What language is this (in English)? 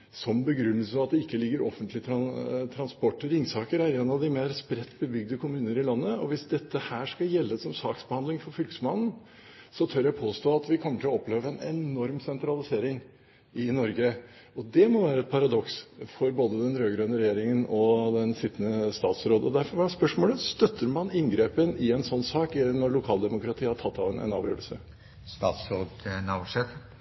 Norwegian